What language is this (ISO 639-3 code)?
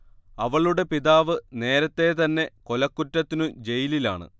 mal